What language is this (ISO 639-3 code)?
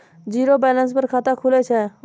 mai